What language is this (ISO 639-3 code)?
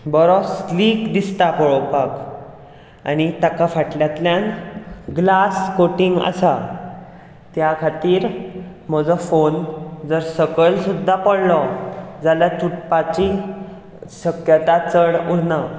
kok